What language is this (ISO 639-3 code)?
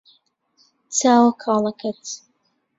ckb